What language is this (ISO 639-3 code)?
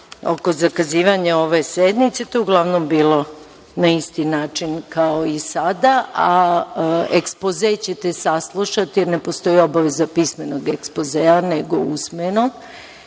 srp